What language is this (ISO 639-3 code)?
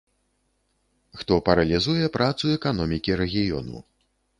bel